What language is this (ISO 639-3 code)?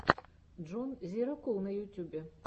rus